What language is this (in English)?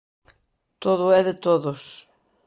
Galician